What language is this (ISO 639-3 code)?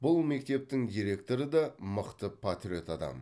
kaz